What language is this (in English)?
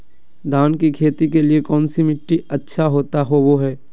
Magahi